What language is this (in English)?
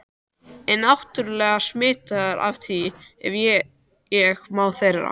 Icelandic